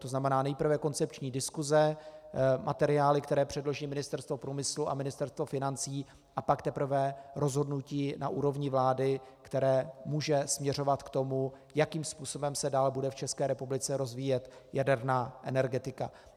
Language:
Czech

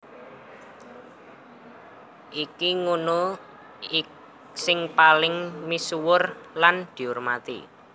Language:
Javanese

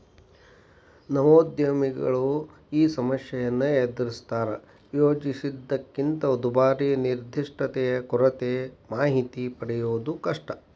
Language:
Kannada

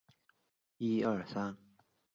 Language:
Chinese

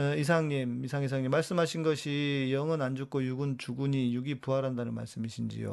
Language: Korean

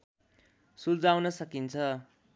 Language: Nepali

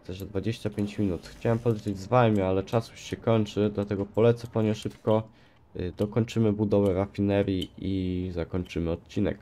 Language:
Polish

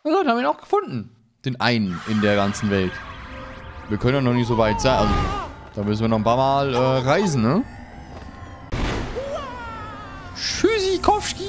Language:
German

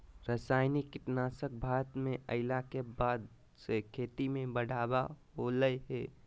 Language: Magahi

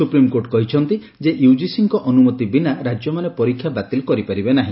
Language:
Odia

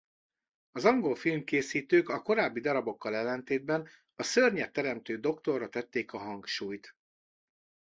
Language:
Hungarian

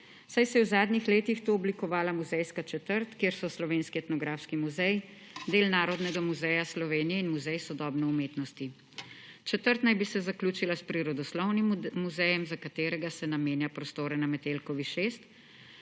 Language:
Slovenian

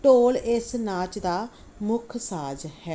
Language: Punjabi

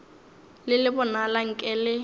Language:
Northern Sotho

